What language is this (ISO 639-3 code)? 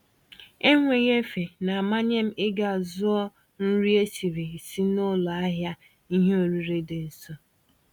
ibo